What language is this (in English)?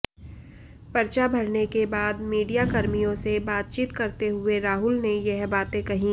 Hindi